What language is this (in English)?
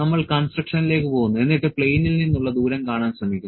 Malayalam